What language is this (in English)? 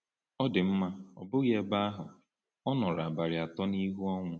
Igbo